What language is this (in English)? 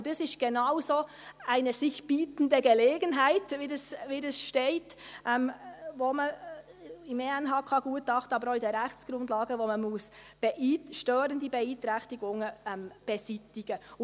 Swiss German